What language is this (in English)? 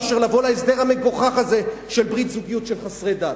Hebrew